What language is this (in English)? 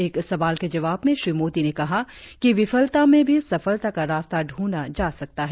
Hindi